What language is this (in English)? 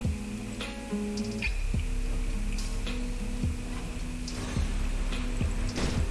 Vietnamese